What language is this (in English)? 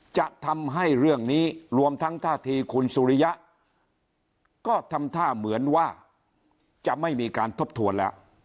Thai